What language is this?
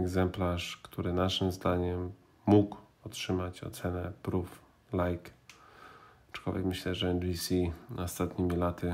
Polish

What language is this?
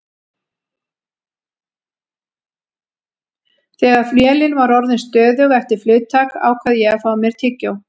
Icelandic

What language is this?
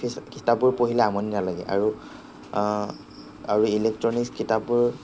Assamese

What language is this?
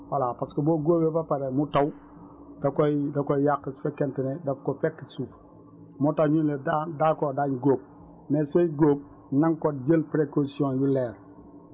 Wolof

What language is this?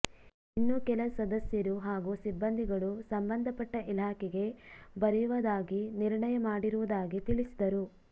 Kannada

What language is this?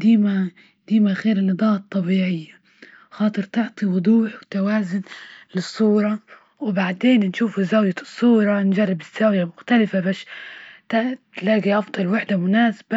Libyan Arabic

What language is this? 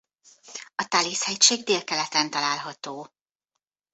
Hungarian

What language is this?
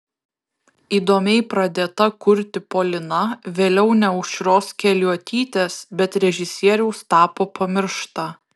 Lithuanian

